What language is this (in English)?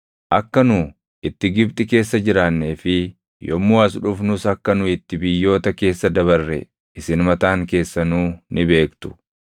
Oromo